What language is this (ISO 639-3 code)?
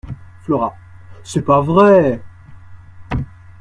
fra